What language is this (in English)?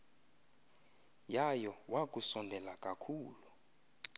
Xhosa